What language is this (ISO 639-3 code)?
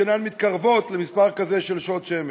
heb